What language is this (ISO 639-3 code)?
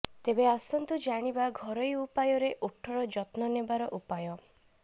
ori